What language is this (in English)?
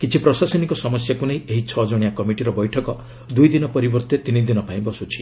Odia